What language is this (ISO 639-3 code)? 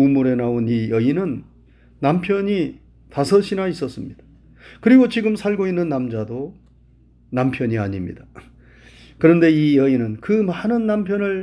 kor